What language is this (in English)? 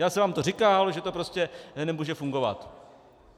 Czech